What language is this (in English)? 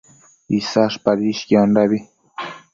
Matsés